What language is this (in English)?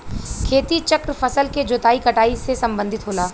Bhojpuri